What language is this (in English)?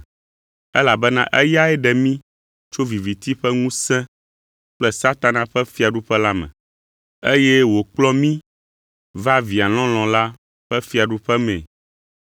Ewe